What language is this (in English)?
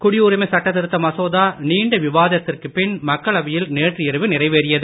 Tamil